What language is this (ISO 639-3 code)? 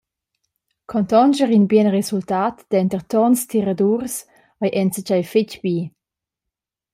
roh